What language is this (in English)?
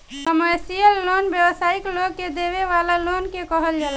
Bhojpuri